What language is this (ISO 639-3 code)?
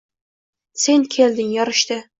uzb